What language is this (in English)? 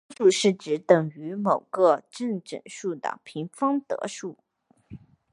Chinese